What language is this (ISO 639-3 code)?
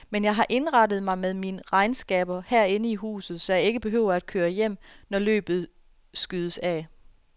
dan